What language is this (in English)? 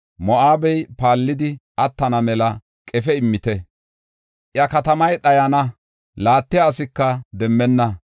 Gofa